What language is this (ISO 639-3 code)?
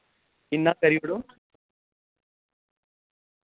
doi